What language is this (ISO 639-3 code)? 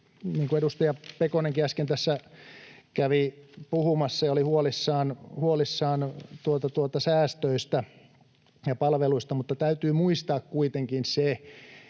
fin